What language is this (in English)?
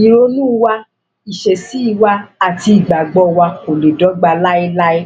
Yoruba